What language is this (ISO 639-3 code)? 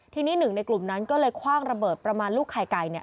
tha